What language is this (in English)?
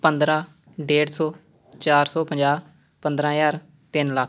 Punjabi